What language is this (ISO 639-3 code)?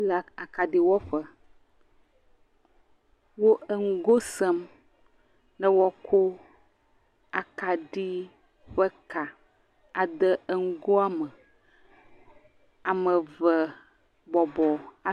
ewe